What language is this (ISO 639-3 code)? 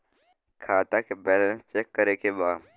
bho